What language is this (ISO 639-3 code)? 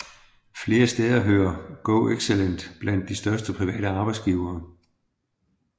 dan